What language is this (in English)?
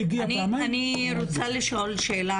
Hebrew